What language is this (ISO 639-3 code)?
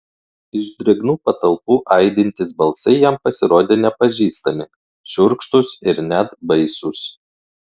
lit